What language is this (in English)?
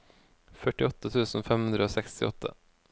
Norwegian